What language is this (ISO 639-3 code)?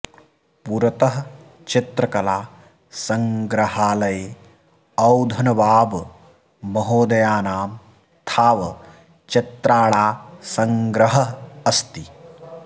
san